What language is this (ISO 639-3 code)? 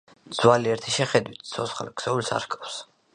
kat